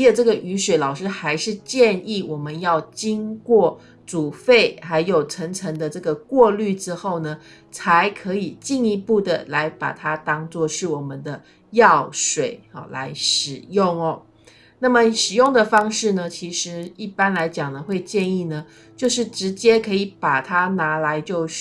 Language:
Chinese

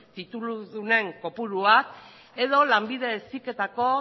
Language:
Basque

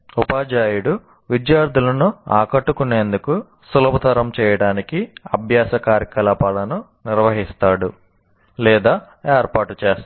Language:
Telugu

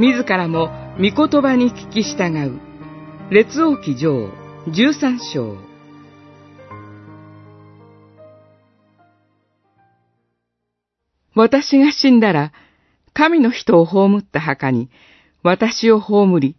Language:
Japanese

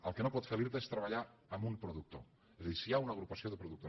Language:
Catalan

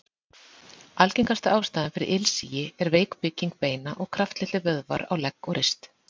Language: Icelandic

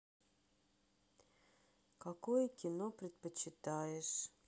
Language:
Russian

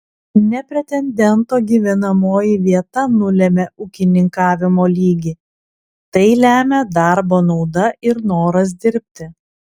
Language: Lithuanian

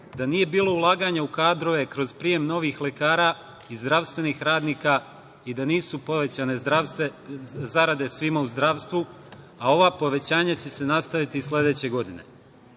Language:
Serbian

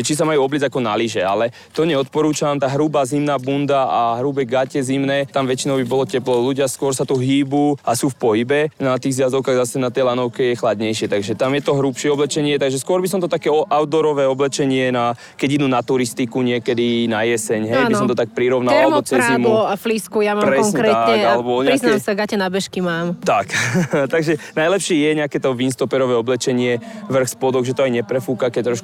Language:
Slovak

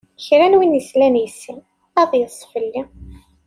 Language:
Kabyle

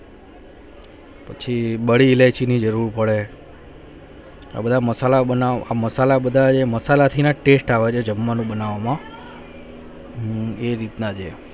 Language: Gujarati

